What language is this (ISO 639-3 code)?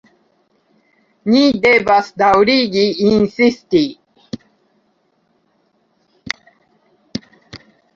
epo